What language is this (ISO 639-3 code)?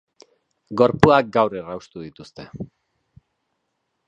eus